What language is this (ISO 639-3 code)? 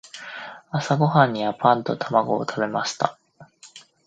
jpn